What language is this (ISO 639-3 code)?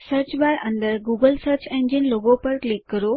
guj